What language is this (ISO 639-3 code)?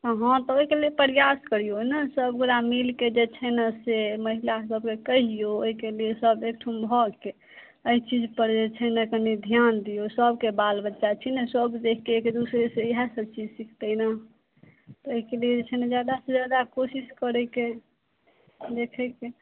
mai